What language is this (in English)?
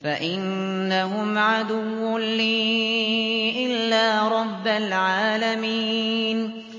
Arabic